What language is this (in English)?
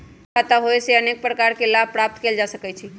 Magahi